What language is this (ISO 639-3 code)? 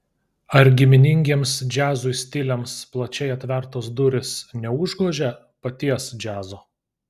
lit